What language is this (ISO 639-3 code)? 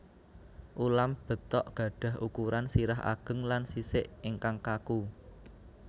jav